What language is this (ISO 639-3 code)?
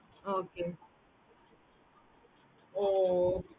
tam